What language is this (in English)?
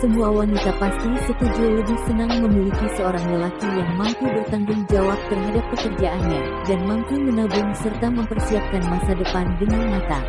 Indonesian